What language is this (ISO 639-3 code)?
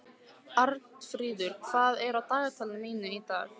isl